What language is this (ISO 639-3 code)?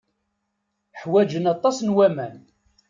kab